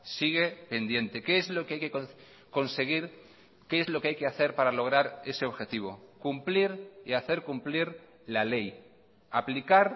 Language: Spanish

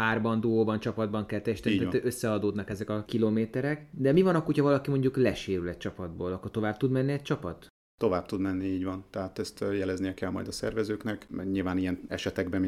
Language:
Hungarian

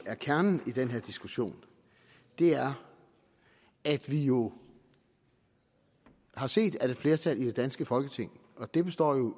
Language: Danish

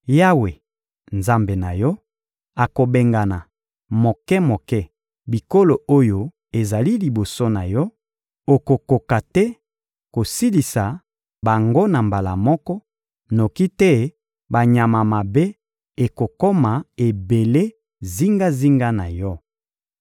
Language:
Lingala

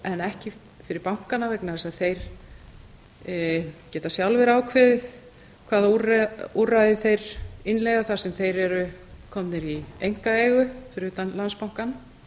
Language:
Icelandic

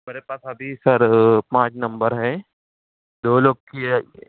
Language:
Urdu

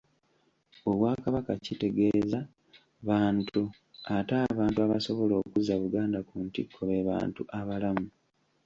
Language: Ganda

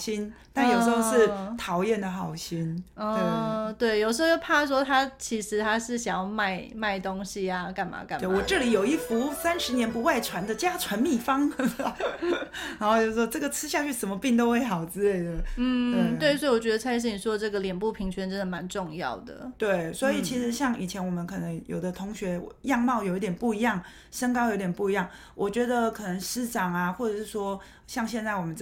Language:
Chinese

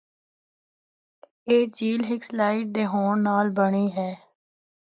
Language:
Northern Hindko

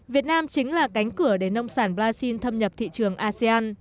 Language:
Vietnamese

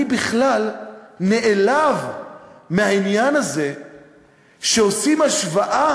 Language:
Hebrew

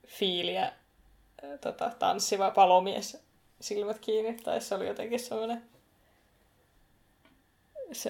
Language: Finnish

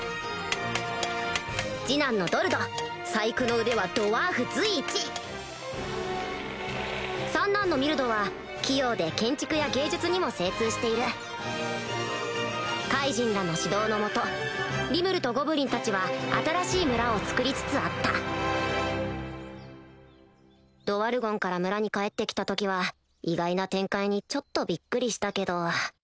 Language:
Japanese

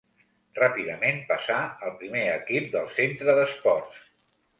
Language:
Catalan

